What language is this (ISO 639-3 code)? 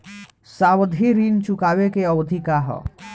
bho